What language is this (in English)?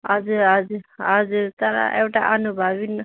Nepali